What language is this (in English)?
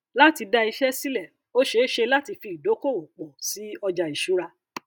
Yoruba